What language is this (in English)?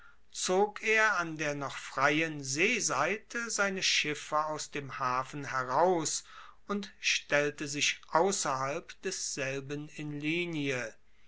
German